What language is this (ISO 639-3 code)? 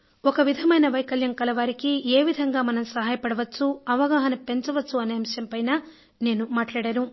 tel